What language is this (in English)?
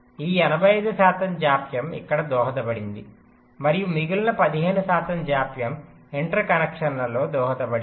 Telugu